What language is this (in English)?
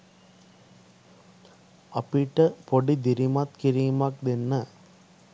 Sinhala